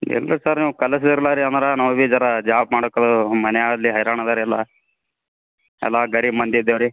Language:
Kannada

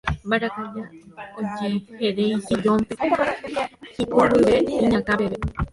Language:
Guarani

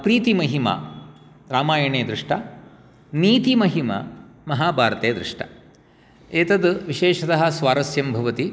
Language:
Sanskrit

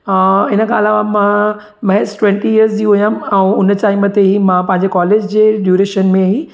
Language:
Sindhi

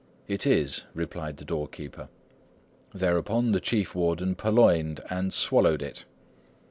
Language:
English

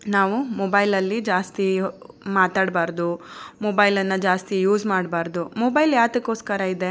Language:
Kannada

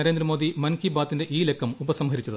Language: Malayalam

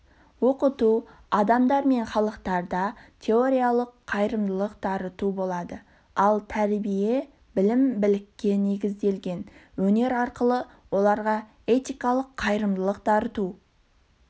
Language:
Kazakh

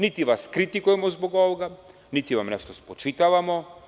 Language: Serbian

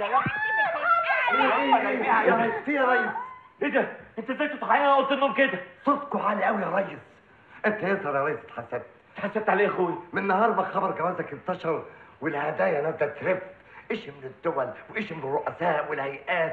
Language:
Arabic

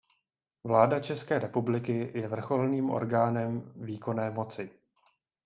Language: Czech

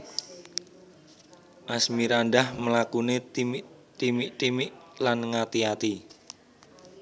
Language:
Javanese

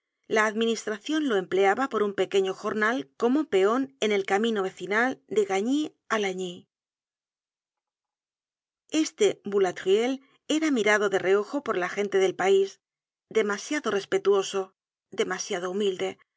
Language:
Spanish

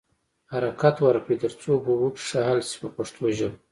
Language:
Pashto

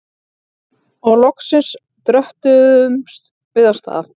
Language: Icelandic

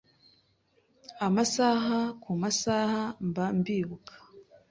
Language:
Kinyarwanda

